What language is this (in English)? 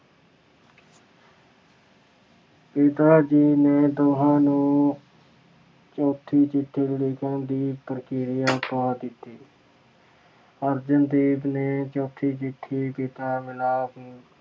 Punjabi